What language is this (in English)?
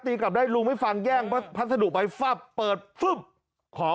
Thai